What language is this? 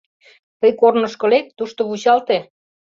Mari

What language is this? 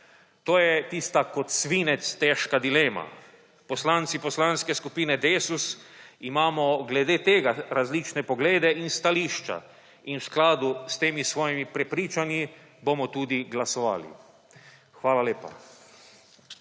Slovenian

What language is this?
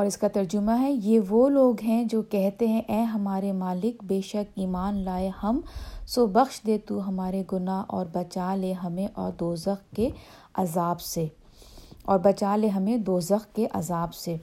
Urdu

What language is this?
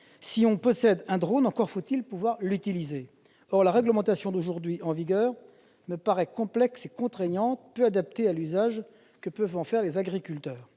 French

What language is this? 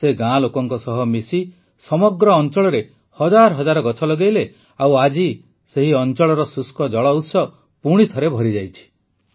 Odia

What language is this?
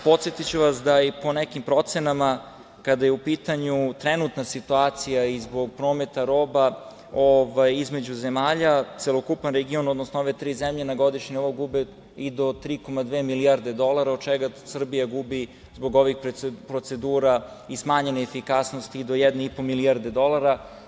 Serbian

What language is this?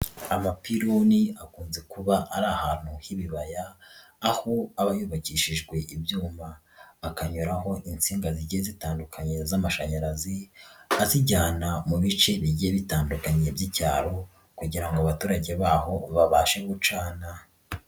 Kinyarwanda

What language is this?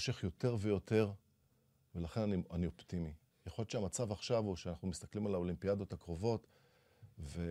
Hebrew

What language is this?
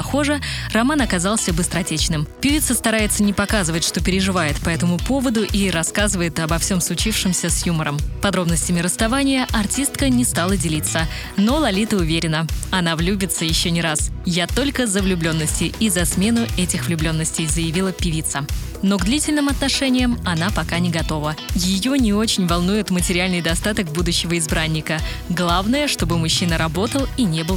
Russian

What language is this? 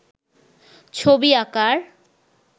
Bangla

